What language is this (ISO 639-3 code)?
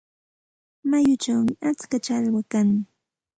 qxt